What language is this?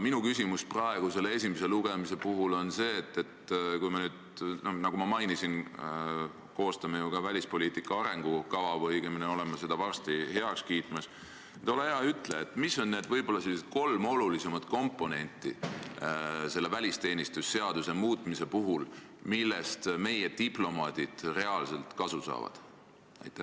Estonian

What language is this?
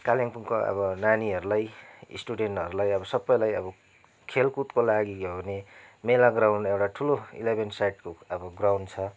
Nepali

